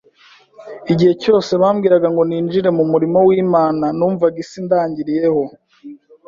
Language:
Kinyarwanda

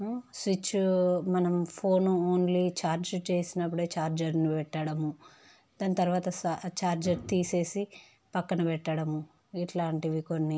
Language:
Telugu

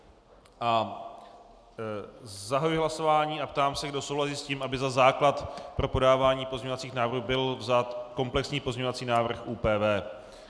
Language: Czech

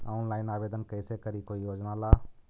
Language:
Magahi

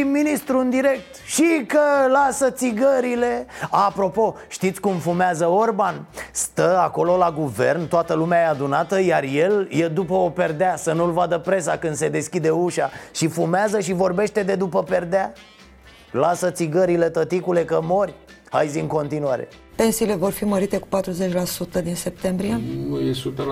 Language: Romanian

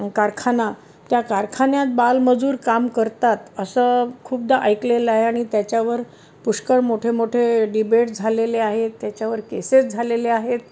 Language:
Marathi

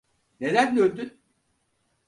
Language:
Turkish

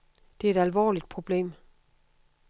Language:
Danish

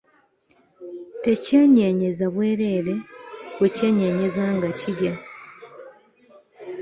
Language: Ganda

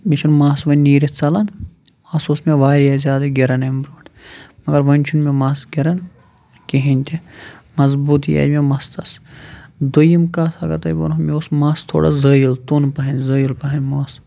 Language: Kashmiri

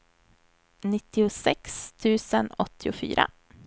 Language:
Swedish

